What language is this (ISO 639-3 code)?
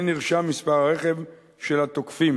heb